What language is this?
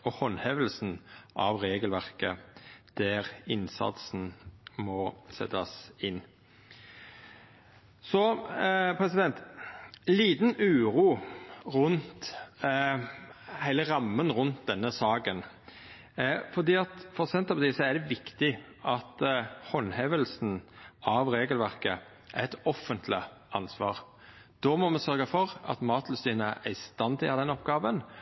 Norwegian Nynorsk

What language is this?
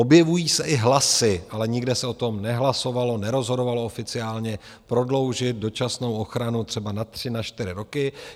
Czech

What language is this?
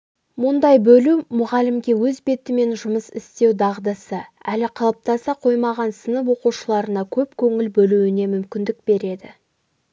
Kazakh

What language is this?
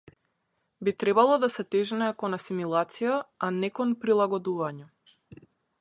Macedonian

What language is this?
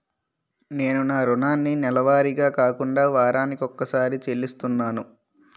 Telugu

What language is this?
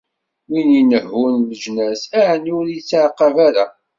Kabyle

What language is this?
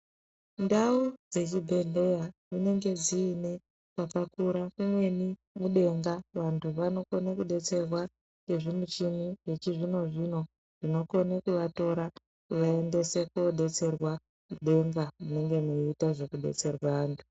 Ndau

